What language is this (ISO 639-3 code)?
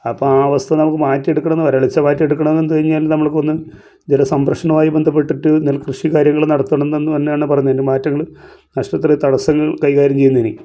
mal